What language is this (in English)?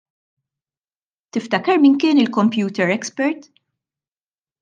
Maltese